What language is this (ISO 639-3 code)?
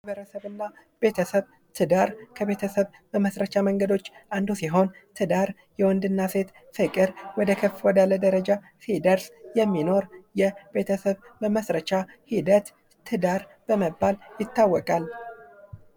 amh